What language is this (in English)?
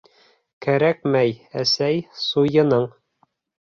Bashkir